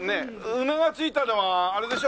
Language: Japanese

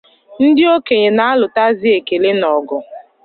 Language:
Igbo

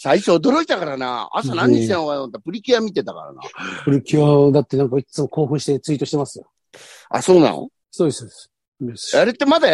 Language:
Japanese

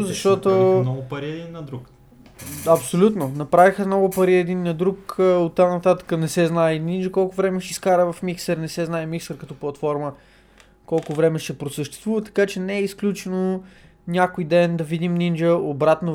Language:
Bulgarian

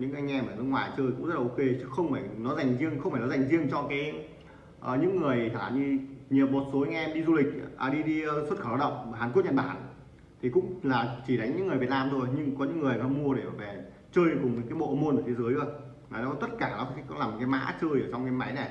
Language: Vietnamese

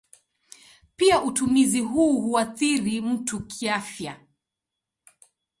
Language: Swahili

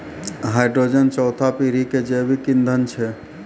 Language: Maithili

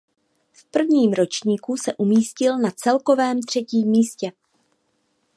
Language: Czech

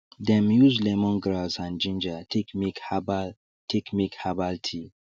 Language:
Nigerian Pidgin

